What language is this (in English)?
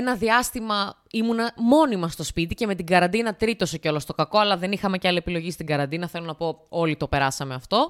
Greek